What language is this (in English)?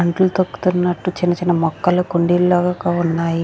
Telugu